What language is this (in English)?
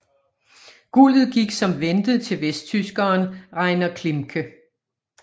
Danish